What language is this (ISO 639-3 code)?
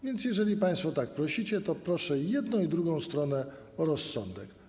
pol